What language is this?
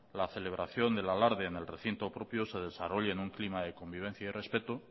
Spanish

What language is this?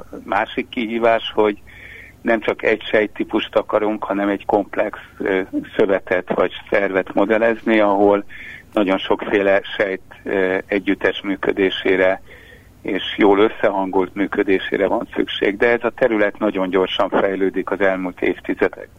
Hungarian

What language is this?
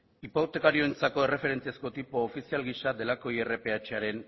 Basque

